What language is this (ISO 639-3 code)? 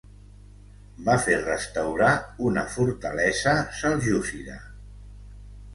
cat